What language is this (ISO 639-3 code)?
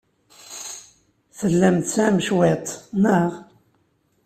kab